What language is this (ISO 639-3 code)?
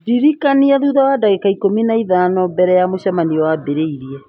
kik